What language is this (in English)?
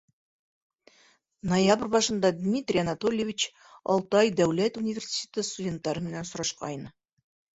Bashkir